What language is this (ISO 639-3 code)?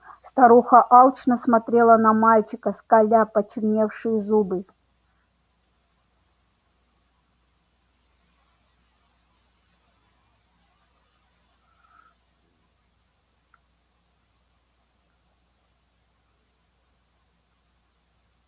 rus